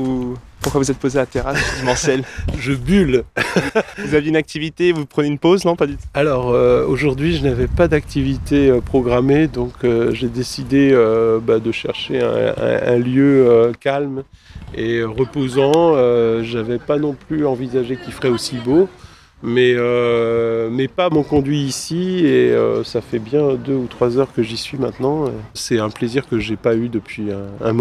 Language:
French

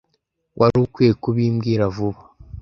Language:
Kinyarwanda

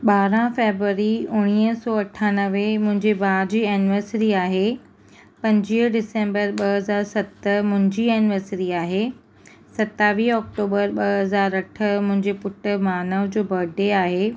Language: Sindhi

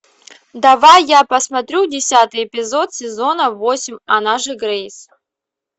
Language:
Russian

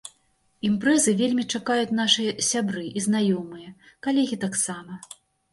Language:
Belarusian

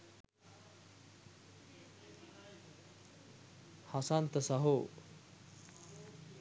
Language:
Sinhala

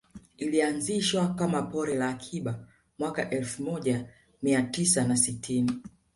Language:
Swahili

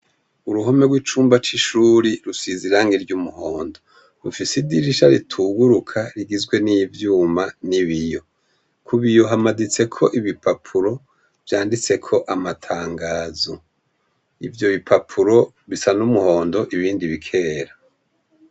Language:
Rundi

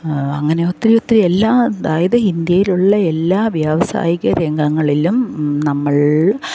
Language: Malayalam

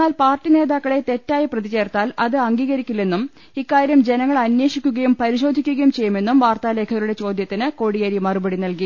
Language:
Malayalam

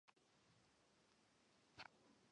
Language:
Chinese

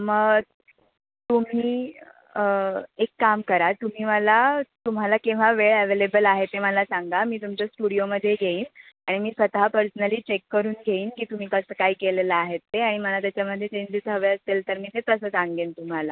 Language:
Marathi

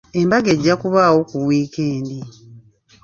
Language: Ganda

